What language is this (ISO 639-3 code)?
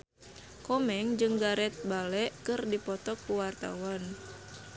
sun